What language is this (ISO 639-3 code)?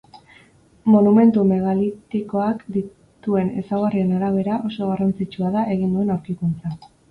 eus